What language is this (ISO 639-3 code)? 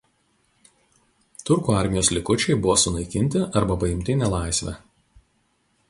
lit